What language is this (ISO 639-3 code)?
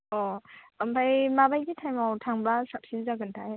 brx